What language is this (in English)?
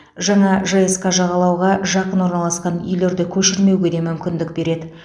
Kazakh